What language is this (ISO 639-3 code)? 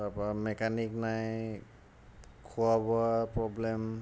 asm